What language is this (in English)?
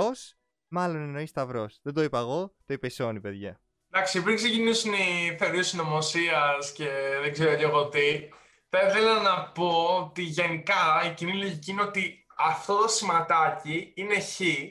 Greek